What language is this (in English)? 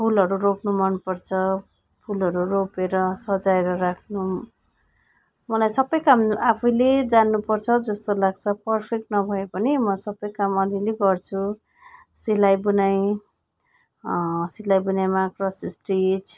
Nepali